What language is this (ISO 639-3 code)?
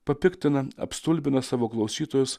lit